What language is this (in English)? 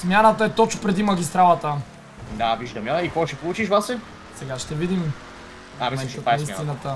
Bulgarian